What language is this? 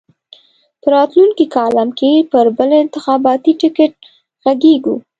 Pashto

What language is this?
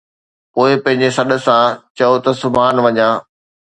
Sindhi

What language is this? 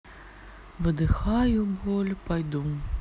Russian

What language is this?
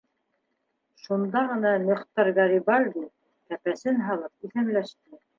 Bashkir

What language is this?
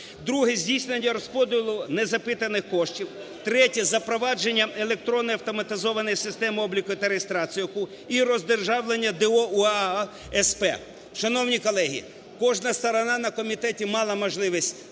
Ukrainian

